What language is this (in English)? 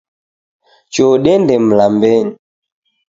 Taita